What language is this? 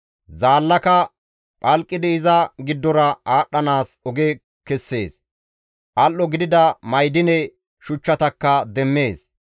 Gamo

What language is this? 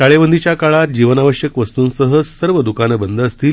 Marathi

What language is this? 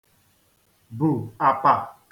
Igbo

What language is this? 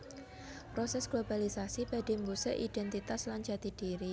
Javanese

